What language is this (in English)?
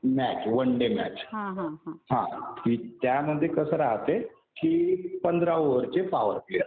Marathi